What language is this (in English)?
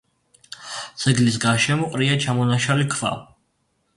Georgian